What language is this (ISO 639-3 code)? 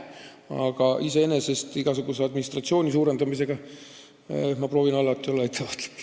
est